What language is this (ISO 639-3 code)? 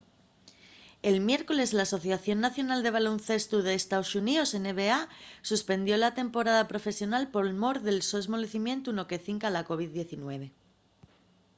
ast